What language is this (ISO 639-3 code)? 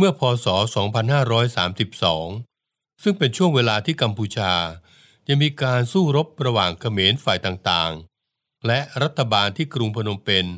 tha